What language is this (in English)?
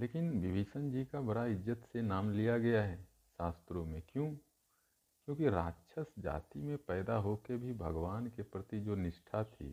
Hindi